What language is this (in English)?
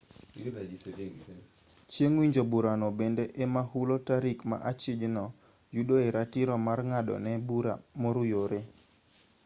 Luo (Kenya and Tanzania)